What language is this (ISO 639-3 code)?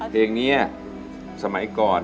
tha